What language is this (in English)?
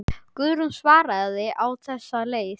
Icelandic